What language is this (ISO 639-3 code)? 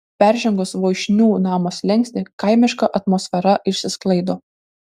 lit